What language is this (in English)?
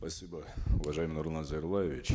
Kazakh